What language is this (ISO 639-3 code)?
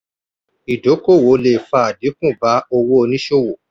yor